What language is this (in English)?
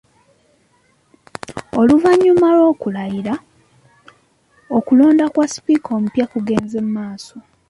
Ganda